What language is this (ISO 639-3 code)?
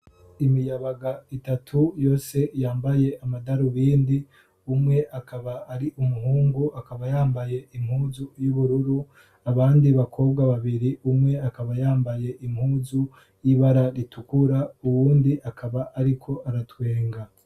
run